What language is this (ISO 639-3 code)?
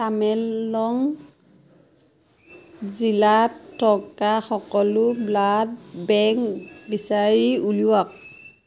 asm